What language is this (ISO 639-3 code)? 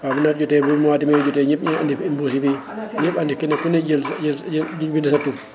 wol